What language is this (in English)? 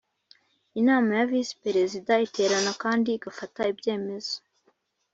Kinyarwanda